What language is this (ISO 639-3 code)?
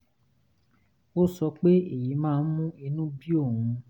yor